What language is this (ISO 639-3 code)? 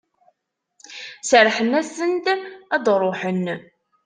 kab